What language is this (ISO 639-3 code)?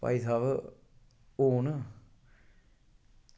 doi